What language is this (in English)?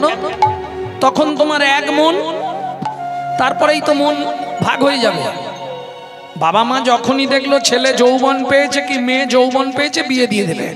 Hindi